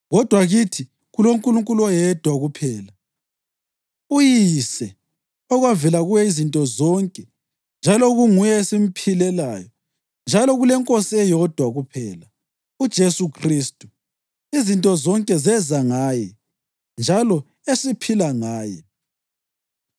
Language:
North Ndebele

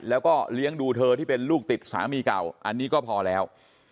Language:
Thai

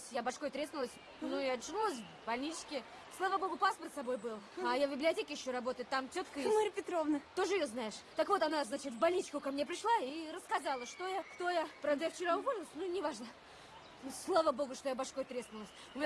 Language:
Russian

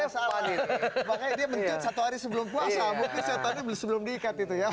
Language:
Indonesian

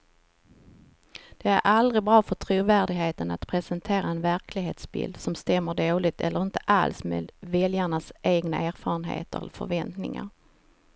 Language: Swedish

